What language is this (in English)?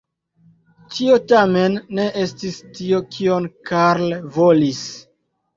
Esperanto